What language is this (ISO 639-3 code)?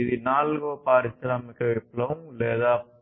tel